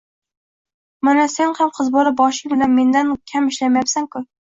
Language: Uzbek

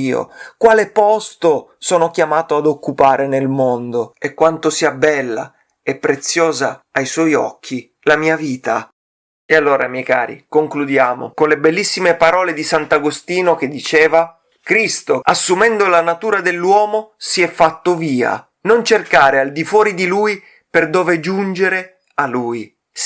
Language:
Italian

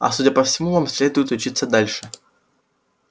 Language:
Russian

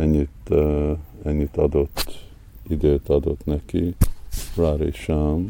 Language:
Hungarian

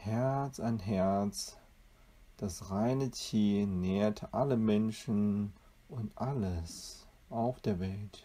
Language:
German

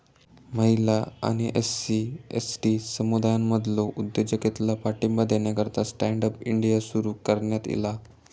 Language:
Marathi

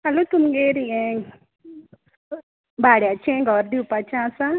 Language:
Konkani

